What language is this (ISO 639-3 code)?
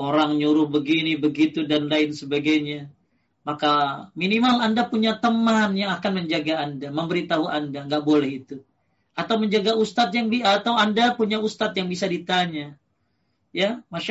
ind